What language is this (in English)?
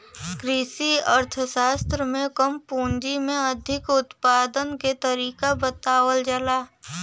Bhojpuri